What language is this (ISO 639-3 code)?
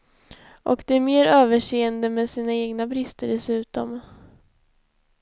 swe